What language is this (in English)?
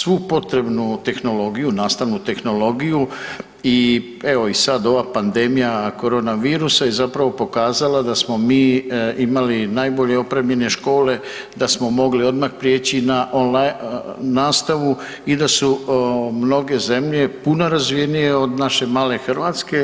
Croatian